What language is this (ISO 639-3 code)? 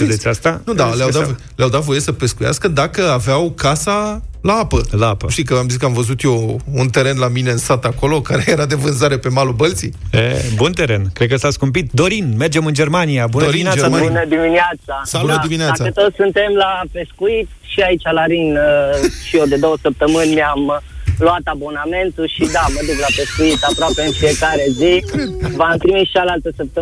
ron